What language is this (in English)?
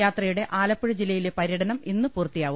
Malayalam